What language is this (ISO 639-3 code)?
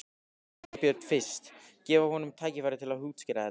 isl